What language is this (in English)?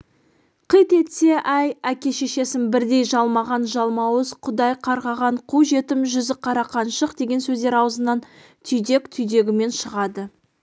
Kazakh